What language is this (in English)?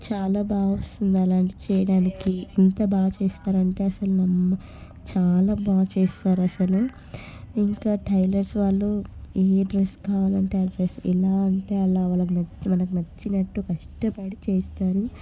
Telugu